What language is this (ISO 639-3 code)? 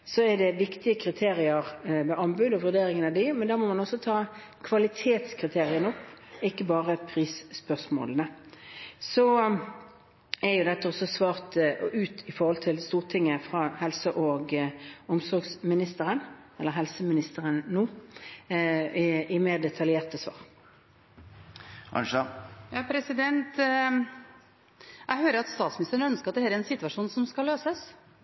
nob